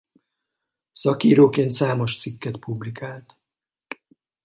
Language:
Hungarian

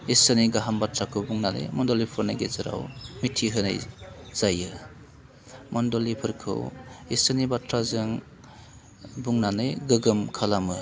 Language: Bodo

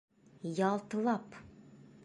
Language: Bashkir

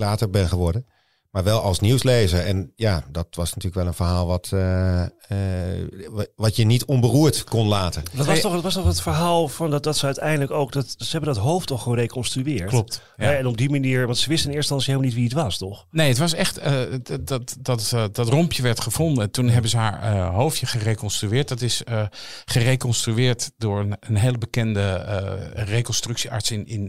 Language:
Dutch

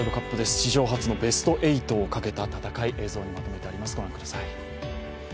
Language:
Japanese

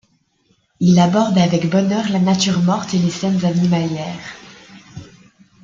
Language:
French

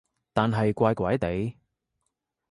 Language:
Cantonese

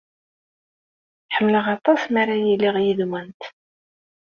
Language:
Kabyle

